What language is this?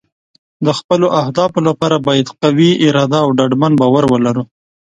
Pashto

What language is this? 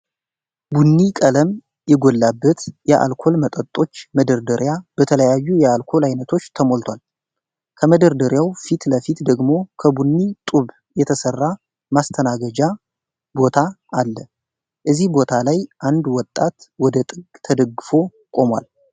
Amharic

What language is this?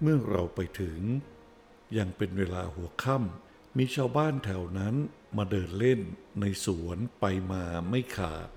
Thai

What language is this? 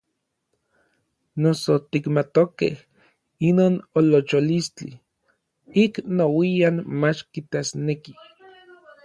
Orizaba Nahuatl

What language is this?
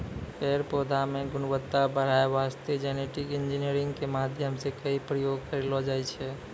Maithili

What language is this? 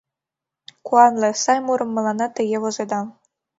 Mari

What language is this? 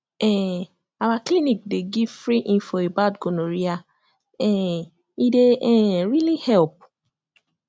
Nigerian Pidgin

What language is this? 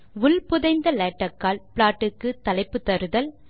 Tamil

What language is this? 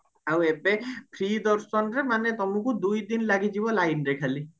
Odia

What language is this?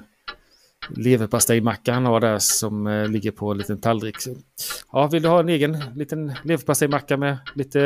Swedish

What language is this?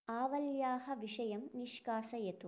Sanskrit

